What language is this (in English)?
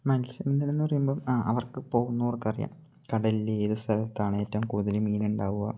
Malayalam